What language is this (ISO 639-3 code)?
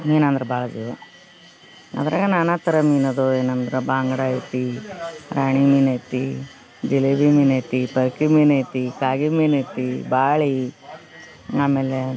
kan